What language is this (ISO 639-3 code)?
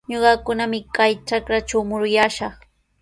qws